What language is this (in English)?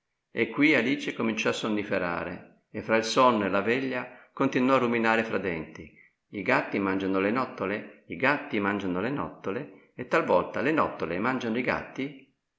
Italian